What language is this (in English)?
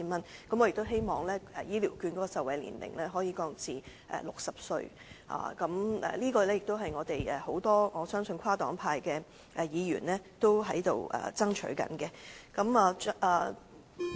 Cantonese